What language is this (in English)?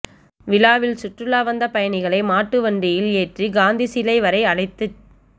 Tamil